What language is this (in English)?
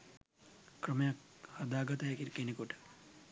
Sinhala